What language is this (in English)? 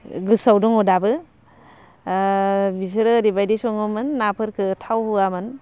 Bodo